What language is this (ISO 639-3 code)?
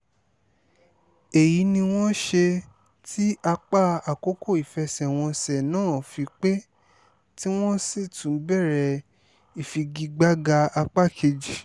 yor